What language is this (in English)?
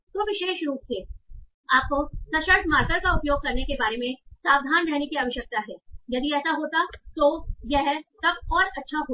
Hindi